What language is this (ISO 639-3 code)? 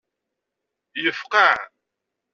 kab